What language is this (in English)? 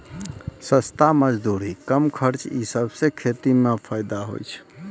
Maithili